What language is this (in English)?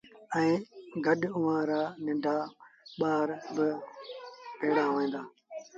Sindhi Bhil